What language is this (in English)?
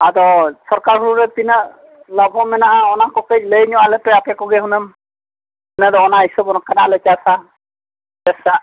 Santali